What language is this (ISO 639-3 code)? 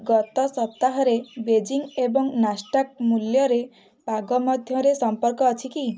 ori